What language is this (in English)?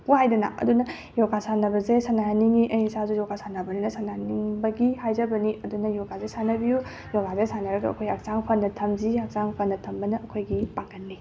Manipuri